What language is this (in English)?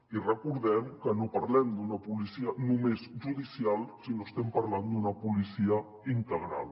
Catalan